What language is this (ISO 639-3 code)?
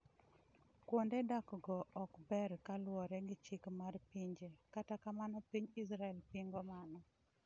luo